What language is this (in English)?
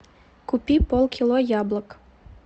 Russian